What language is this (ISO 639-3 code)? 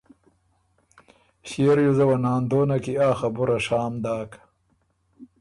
oru